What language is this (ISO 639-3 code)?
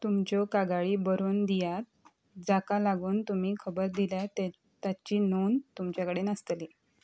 kok